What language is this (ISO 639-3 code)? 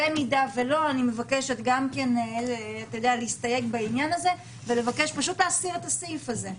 heb